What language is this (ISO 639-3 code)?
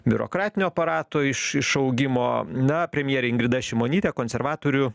lit